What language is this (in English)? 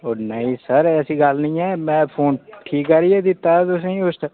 Dogri